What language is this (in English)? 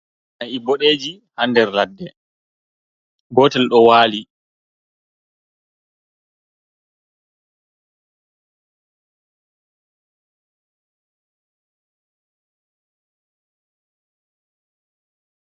Fula